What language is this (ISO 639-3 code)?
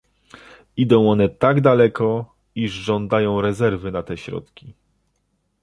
pol